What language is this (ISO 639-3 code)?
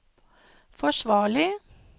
nor